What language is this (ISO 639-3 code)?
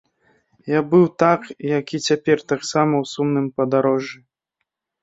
bel